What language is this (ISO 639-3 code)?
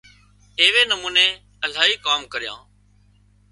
kxp